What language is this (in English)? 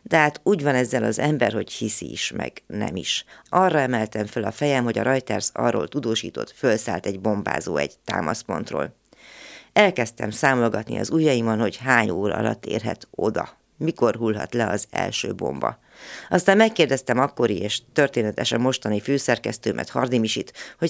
Hungarian